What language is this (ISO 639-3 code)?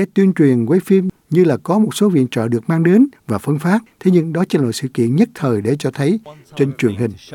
vie